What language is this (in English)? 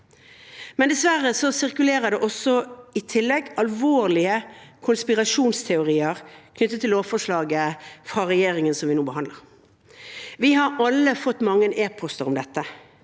Norwegian